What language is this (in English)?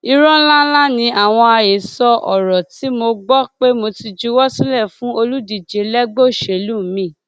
Yoruba